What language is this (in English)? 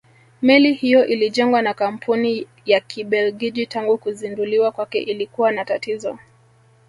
Swahili